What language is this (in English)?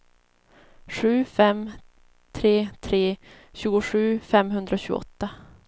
Swedish